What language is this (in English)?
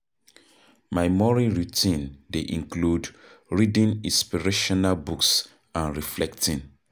Nigerian Pidgin